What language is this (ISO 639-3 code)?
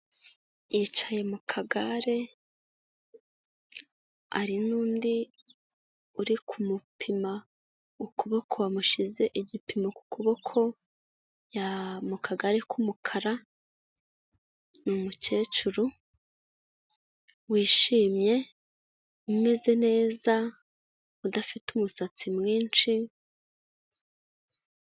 kin